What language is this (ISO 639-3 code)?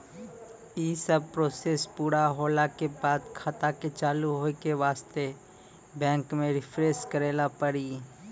mai